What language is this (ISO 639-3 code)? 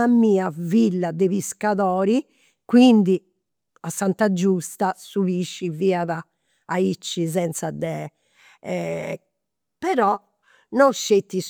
sro